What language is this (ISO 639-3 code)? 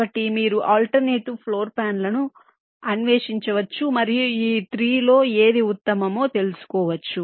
tel